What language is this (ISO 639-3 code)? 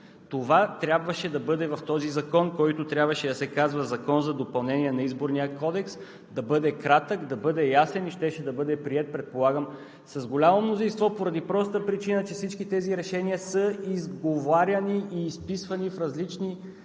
bul